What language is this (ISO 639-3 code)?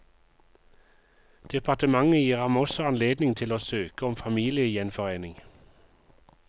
nor